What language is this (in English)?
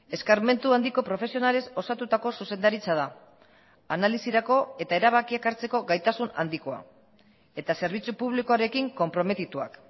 Basque